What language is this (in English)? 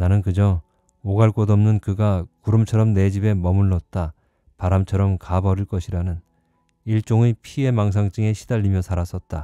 Korean